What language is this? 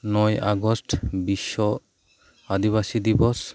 Santali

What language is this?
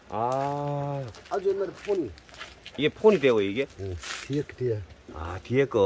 Korean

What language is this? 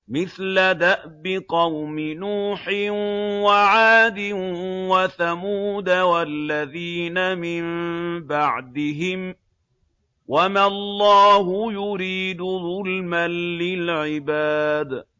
Arabic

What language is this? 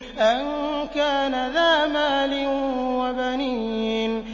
Arabic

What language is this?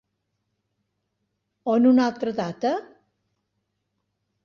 Catalan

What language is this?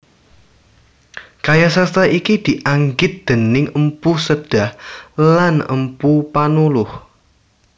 Javanese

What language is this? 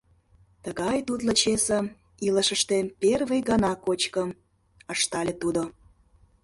Mari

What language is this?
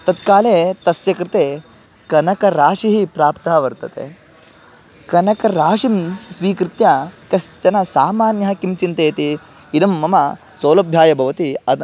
Sanskrit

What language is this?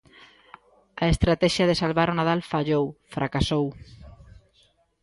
Galician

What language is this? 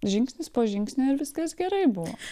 Lithuanian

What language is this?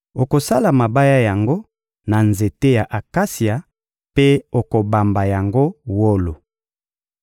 Lingala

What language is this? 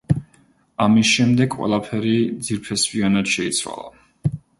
Georgian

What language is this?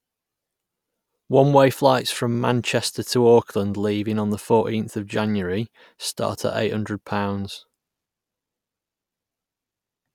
English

